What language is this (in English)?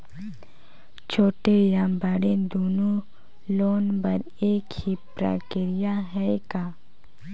Chhattisgarhi